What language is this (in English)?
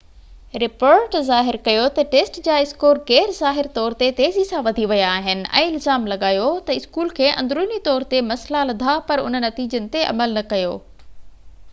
Sindhi